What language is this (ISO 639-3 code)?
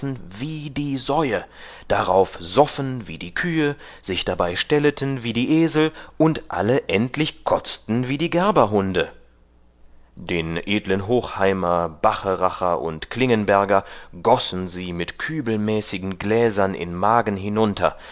deu